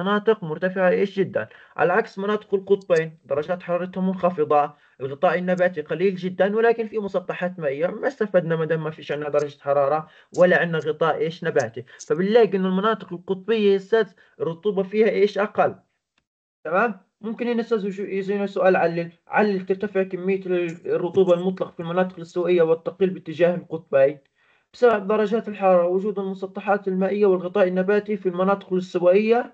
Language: Arabic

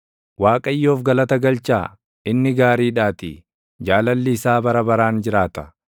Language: Oromo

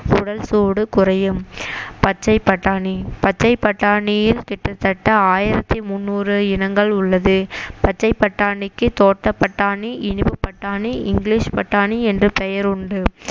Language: Tamil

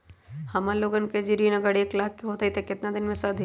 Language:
Magahi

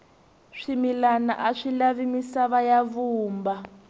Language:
Tsonga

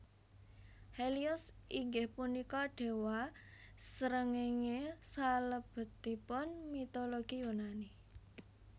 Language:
Javanese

